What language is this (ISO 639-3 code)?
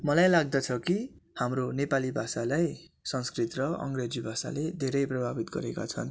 nep